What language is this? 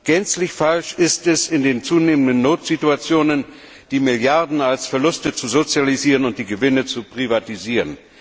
German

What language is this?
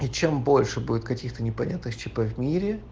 Russian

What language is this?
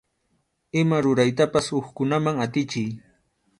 Arequipa-La Unión Quechua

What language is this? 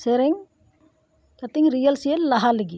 Santali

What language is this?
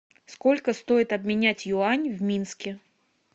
Russian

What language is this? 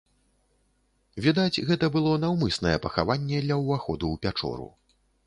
Belarusian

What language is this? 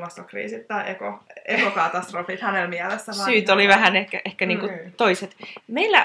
Finnish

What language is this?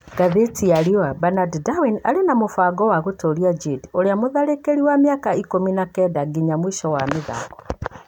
Kikuyu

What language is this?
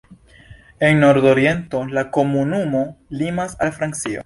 Esperanto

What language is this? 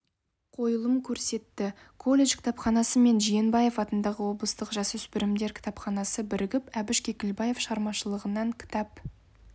Kazakh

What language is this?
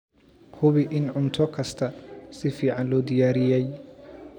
Somali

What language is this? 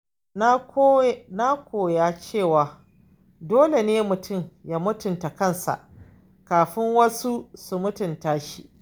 Hausa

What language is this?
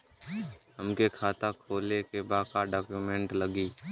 Bhojpuri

